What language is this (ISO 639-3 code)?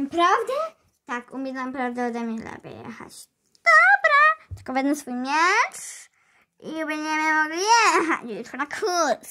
pol